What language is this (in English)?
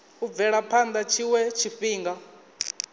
Venda